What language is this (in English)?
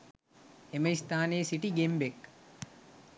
Sinhala